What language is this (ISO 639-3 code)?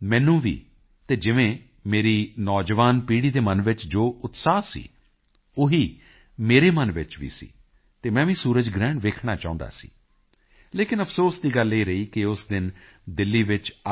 pan